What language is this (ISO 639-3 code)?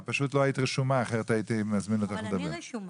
heb